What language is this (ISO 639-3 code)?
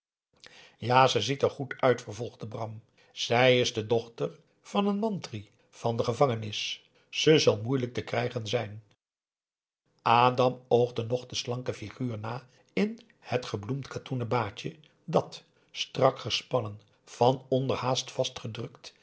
nld